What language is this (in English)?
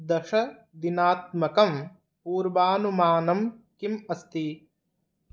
Sanskrit